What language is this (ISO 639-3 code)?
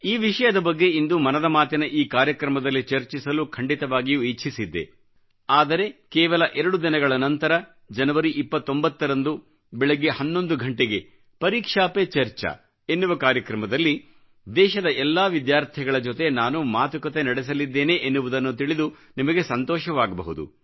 kan